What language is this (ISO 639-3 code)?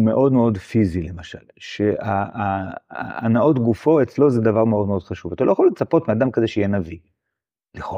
heb